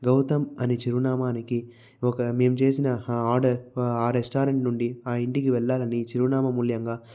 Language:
Telugu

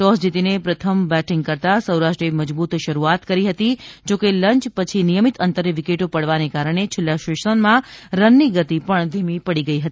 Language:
Gujarati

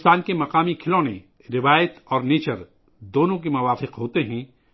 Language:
Urdu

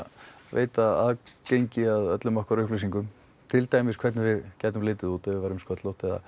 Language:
Icelandic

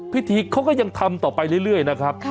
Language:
Thai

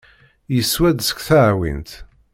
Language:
Kabyle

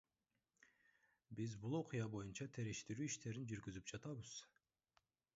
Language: Kyrgyz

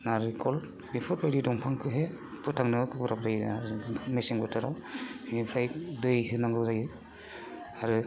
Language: Bodo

